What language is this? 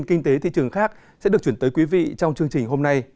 Vietnamese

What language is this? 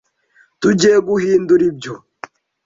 Kinyarwanda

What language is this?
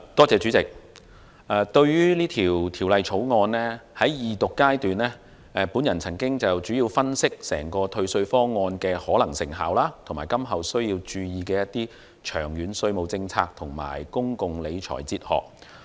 Cantonese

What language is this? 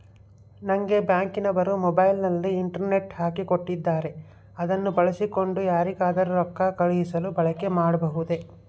Kannada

